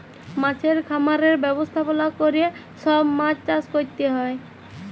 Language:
Bangla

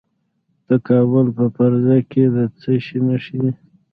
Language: Pashto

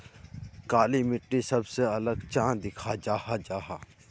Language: Magahi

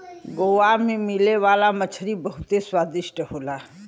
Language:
Bhojpuri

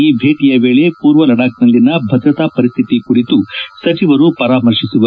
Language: Kannada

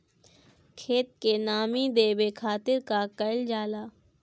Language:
Bhojpuri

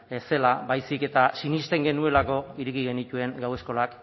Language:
Basque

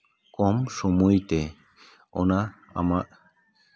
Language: Santali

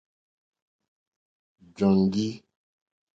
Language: Mokpwe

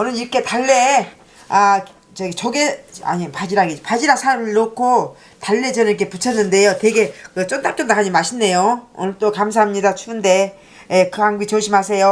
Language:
Korean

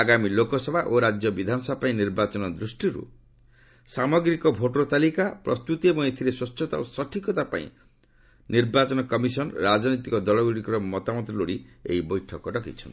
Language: Odia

